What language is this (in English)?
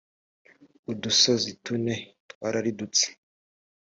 Kinyarwanda